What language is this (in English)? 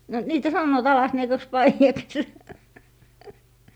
Finnish